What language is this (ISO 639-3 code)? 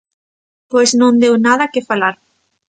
glg